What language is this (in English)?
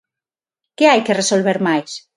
Galician